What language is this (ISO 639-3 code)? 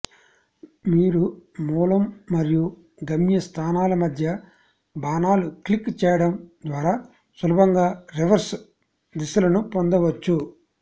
tel